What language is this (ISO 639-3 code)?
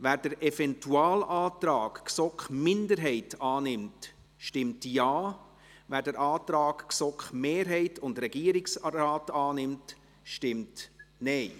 gsw